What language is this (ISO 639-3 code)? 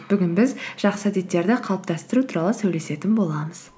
kaz